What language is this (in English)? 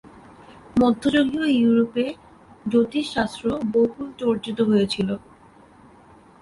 Bangla